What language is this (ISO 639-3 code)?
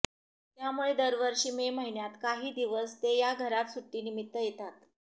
mar